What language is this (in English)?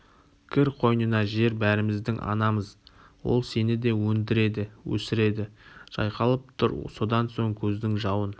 Kazakh